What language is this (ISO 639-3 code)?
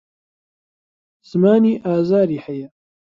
ckb